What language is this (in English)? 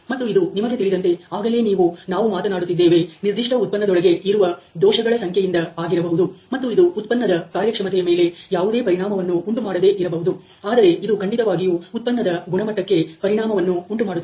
Kannada